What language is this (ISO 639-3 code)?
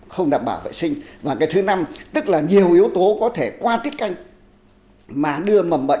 vie